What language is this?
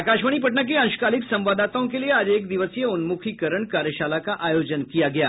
Hindi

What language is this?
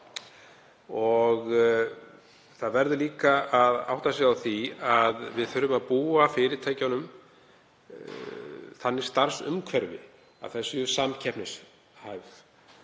Icelandic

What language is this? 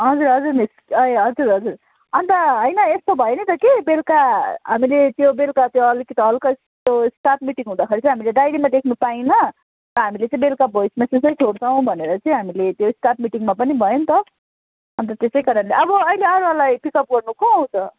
Nepali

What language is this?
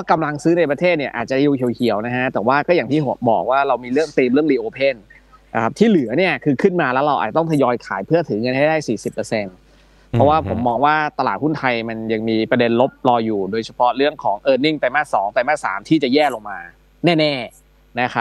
Thai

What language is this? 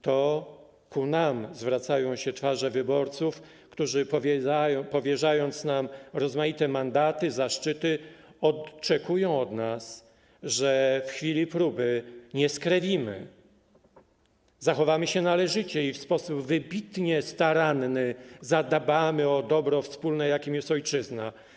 Polish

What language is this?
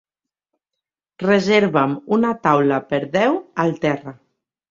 Catalan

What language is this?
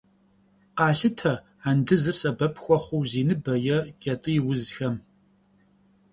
Kabardian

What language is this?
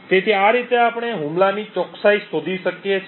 Gujarati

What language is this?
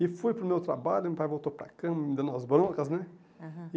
Portuguese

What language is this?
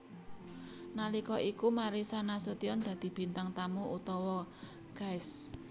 Javanese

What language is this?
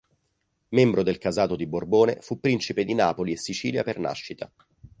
Italian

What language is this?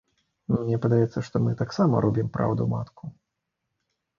Belarusian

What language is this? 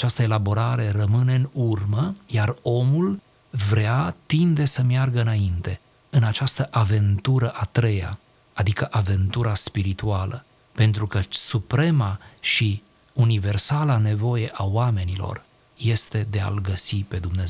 Romanian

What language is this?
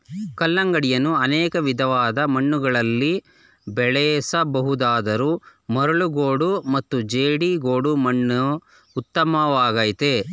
Kannada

